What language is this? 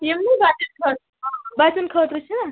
Kashmiri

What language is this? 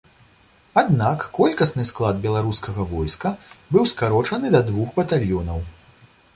Belarusian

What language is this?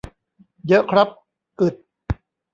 Thai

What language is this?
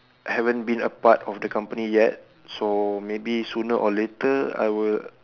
English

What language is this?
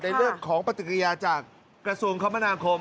Thai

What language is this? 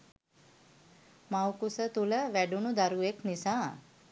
Sinhala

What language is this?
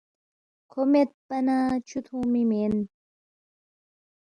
Balti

